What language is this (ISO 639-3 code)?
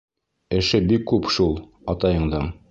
bak